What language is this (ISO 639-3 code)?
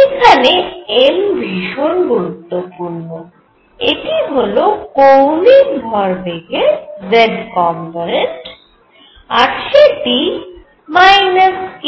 ben